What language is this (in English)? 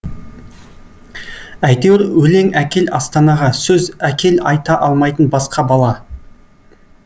Kazakh